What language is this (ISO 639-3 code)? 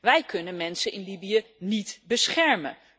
nld